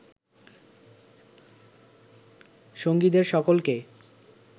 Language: Bangla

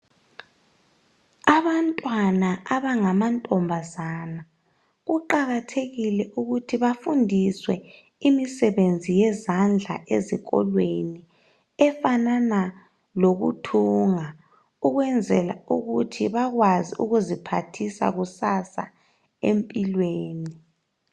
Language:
North Ndebele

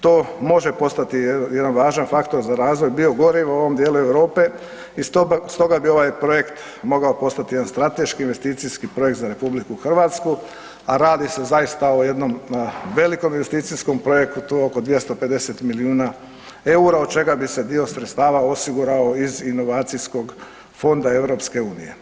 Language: Croatian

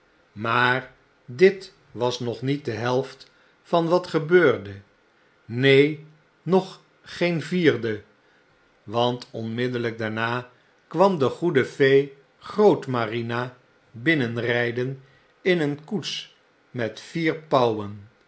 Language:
Dutch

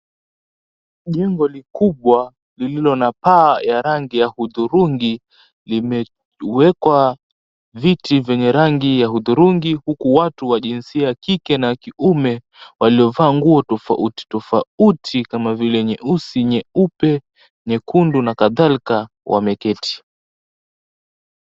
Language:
Swahili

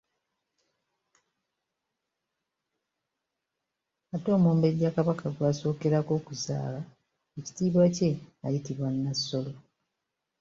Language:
Ganda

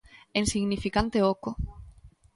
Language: Galician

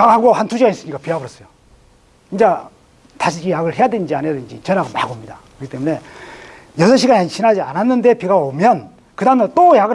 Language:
Korean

